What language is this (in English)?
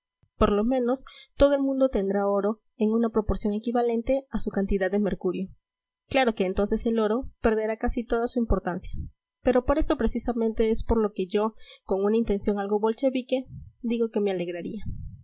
Spanish